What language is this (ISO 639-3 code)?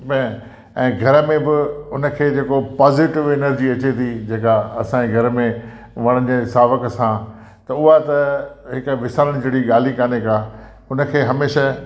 snd